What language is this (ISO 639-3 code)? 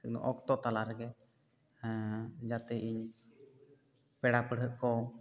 sat